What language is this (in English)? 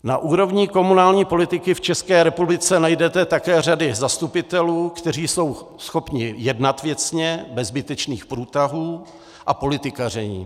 Czech